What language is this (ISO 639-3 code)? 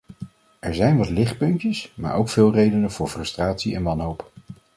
nld